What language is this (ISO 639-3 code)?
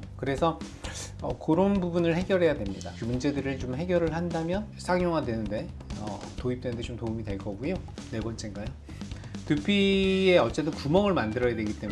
kor